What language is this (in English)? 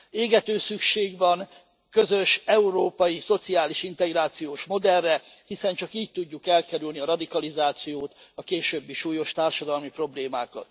Hungarian